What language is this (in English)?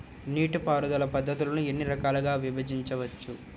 Telugu